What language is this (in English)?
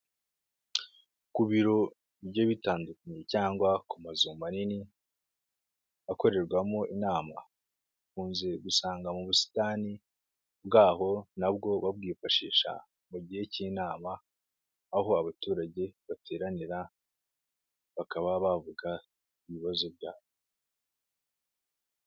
Kinyarwanda